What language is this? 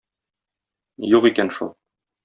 Tatar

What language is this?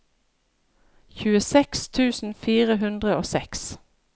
Norwegian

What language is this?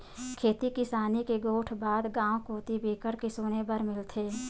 Chhattisgarhi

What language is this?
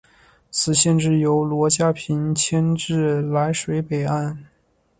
Chinese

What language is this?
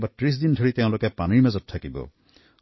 Assamese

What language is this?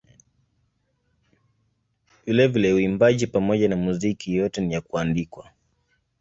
Swahili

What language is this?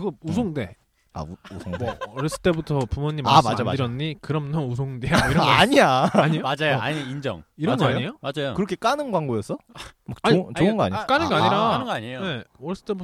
Korean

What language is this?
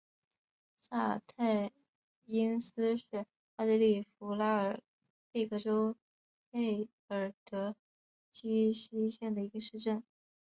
Chinese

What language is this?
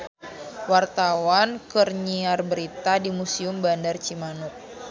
Sundanese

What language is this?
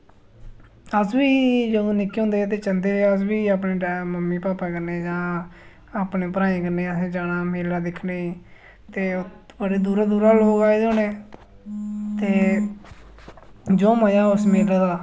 Dogri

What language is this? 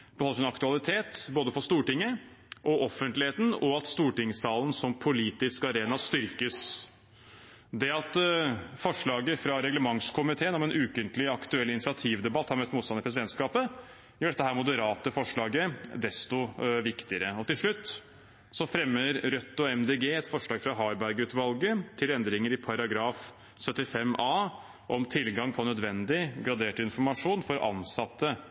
Norwegian Bokmål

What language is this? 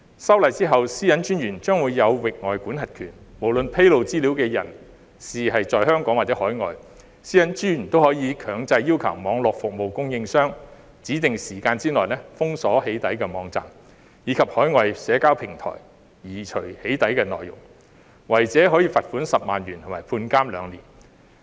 Cantonese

